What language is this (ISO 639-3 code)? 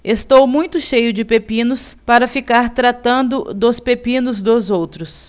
por